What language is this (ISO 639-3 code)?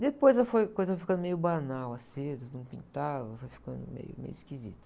por